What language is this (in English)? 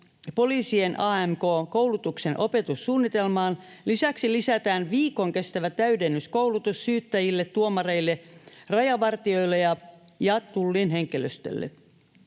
Finnish